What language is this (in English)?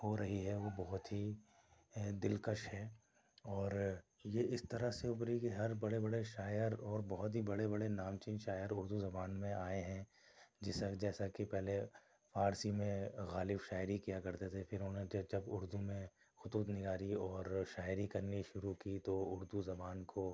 Urdu